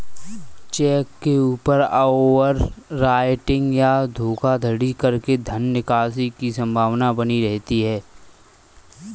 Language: Hindi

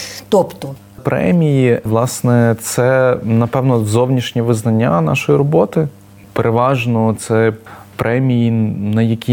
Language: Ukrainian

